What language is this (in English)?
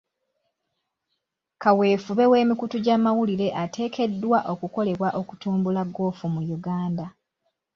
Ganda